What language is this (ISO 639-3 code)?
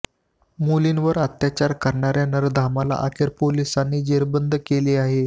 mar